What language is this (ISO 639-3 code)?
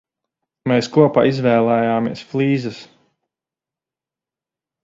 lav